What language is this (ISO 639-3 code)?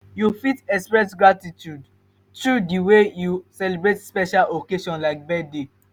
pcm